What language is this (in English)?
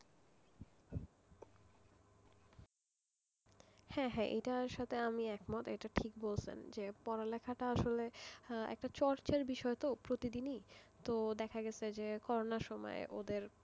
Bangla